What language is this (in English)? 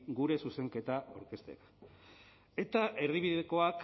Basque